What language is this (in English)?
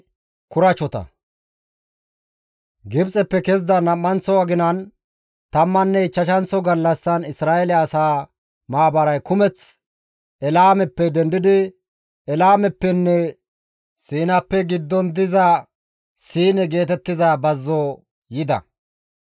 Gamo